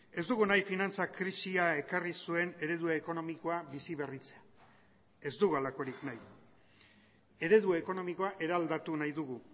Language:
Basque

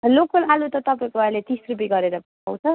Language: Nepali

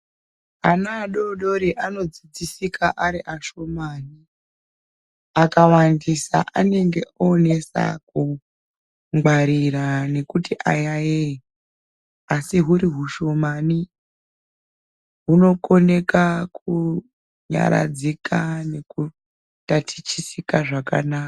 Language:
Ndau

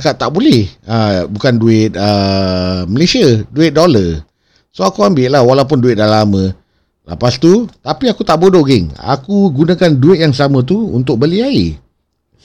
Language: Malay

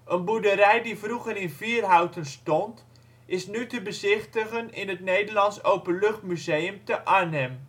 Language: Dutch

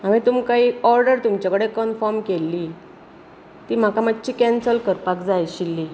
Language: Konkani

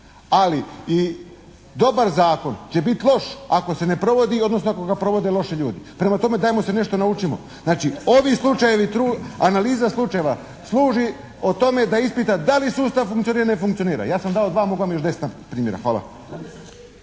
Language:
Croatian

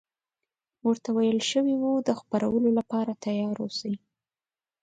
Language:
Pashto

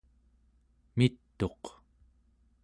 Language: Central Yupik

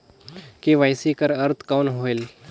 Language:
Chhattisgarhi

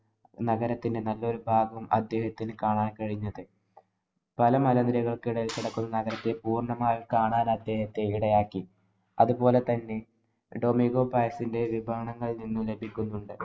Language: Malayalam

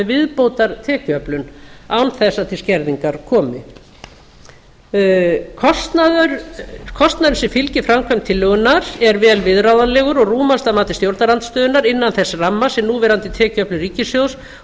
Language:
Icelandic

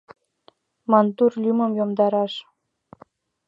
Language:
Mari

